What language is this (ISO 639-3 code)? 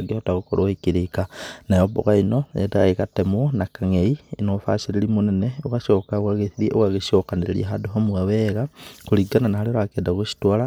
kik